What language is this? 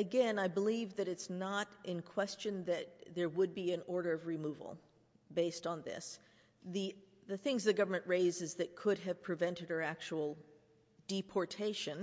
English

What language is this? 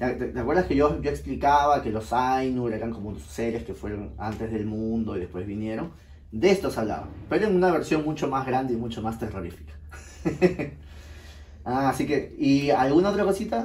Spanish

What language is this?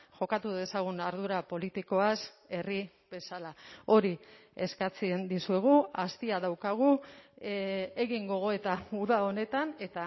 Basque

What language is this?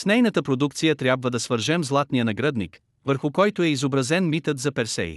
Bulgarian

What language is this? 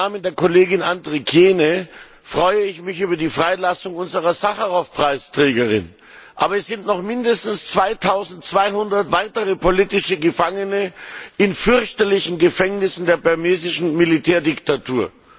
German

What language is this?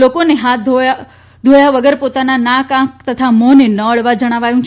Gujarati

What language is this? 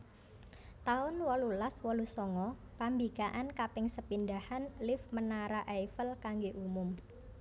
Javanese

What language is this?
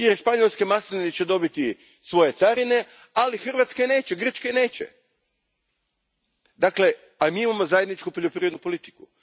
Croatian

